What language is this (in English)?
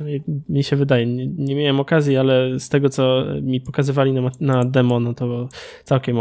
Polish